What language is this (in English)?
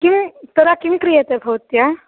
Sanskrit